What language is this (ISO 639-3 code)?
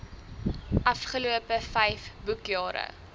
afr